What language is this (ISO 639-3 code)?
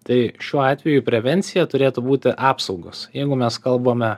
lit